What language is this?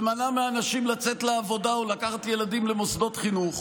Hebrew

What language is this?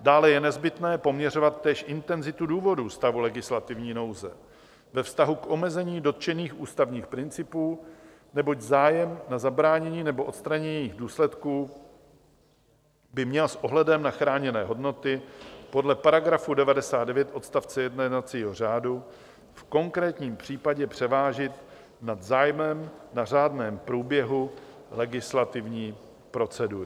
Czech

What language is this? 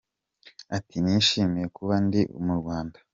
Kinyarwanda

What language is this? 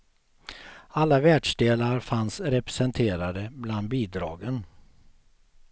Swedish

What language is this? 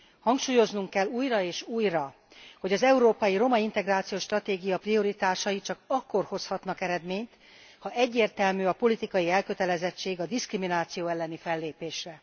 Hungarian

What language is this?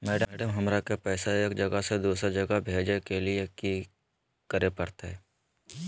Magahi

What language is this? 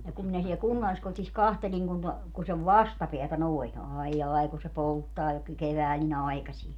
Finnish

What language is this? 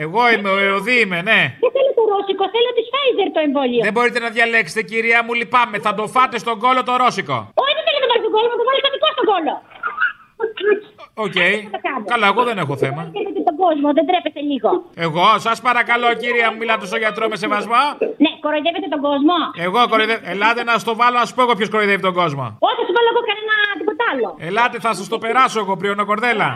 Greek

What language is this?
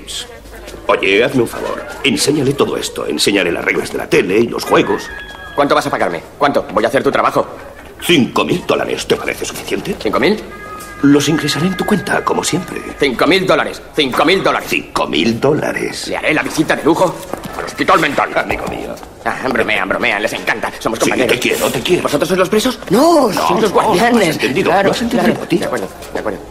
Spanish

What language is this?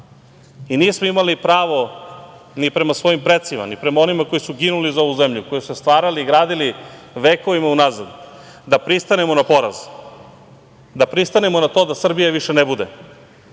Serbian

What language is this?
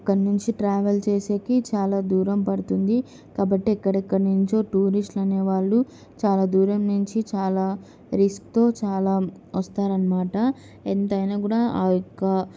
Telugu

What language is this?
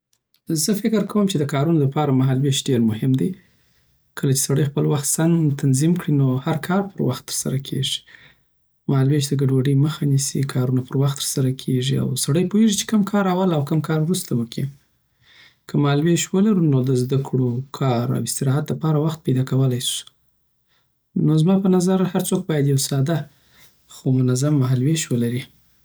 Southern Pashto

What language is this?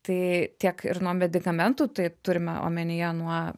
Lithuanian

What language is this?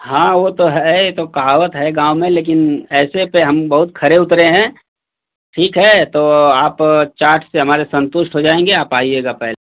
Hindi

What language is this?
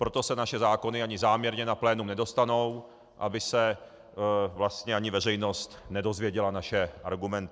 Czech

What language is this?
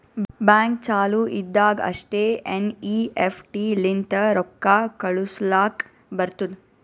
Kannada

